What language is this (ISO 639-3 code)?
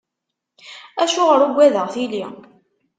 kab